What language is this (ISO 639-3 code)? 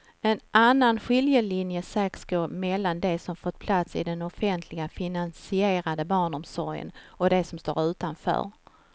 swe